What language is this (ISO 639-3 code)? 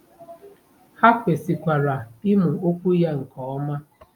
ibo